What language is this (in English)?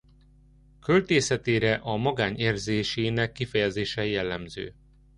Hungarian